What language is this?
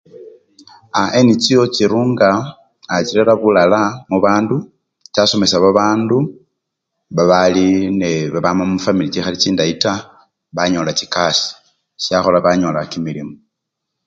Luyia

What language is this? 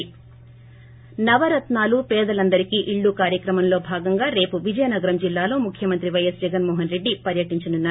Telugu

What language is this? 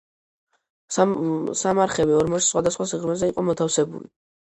Georgian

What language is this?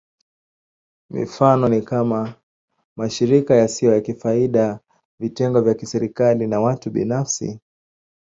Swahili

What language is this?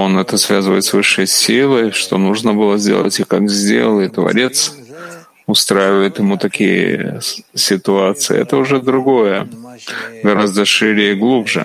Russian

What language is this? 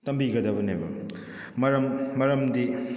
Manipuri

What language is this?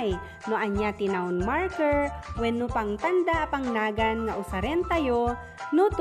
Filipino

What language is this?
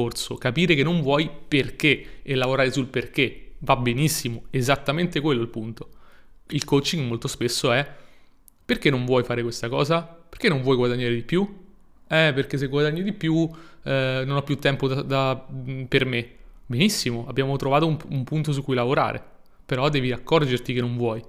Italian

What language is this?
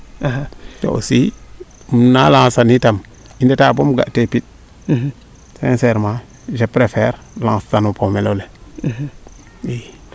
Serer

